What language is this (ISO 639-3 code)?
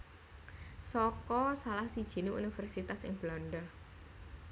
jav